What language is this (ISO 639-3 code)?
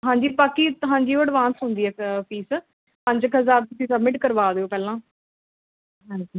pan